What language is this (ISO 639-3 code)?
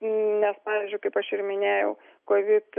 lit